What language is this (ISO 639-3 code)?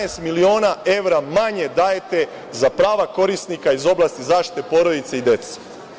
srp